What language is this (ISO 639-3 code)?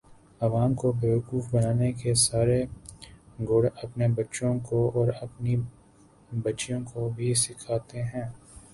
urd